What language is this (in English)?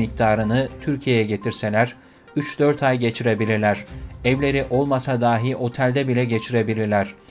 Turkish